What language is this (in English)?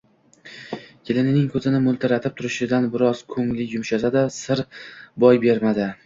Uzbek